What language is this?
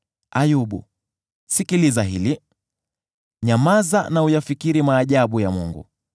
Swahili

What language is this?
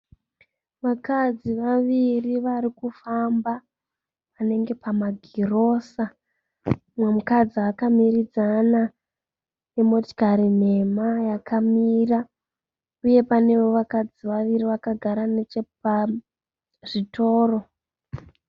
Shona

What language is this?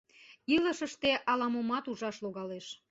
Mari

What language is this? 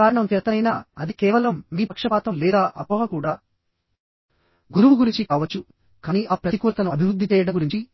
Telugu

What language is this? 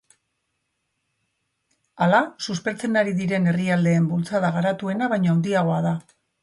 Basque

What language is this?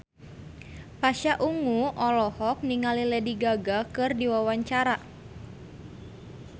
Sundanese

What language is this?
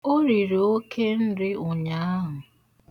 Igbo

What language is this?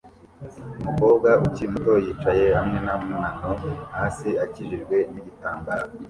Kinyarwanda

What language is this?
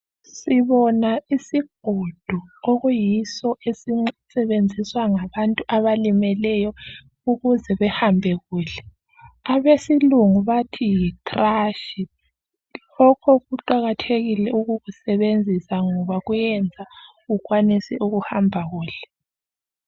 North Ndebele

